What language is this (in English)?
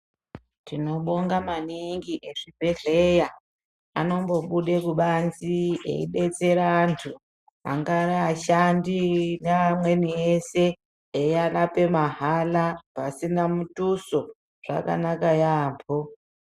Ndau